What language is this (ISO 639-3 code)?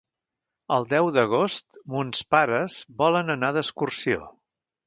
cat